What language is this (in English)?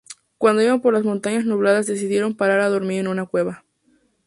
Spanish